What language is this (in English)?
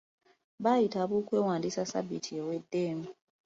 Ganda